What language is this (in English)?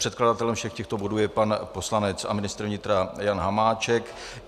Czech